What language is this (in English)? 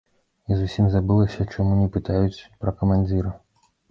Belarusian